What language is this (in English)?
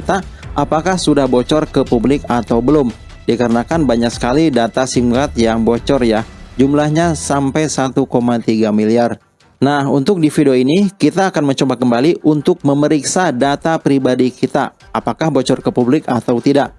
Indonesian